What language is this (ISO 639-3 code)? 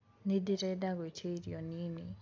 kik